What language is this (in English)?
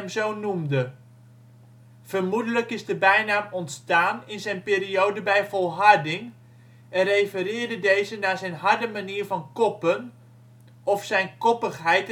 Dutch